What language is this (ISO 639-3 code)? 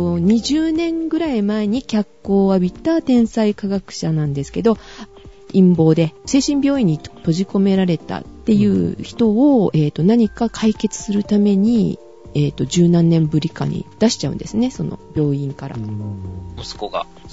jpn